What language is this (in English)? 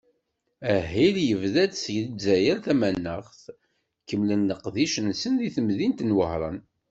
Kabyle